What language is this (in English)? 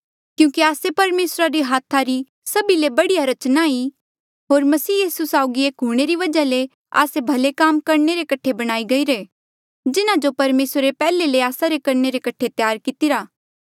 Mandeali